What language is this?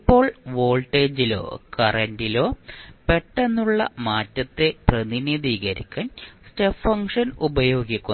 Malayalam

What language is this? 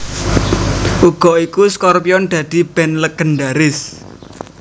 Javanese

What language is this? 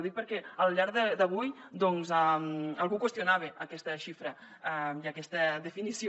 Catalan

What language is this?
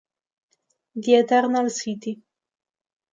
Italian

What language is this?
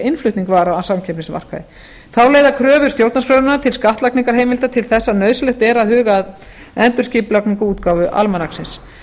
Icelandic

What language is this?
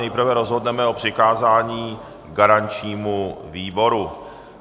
Czech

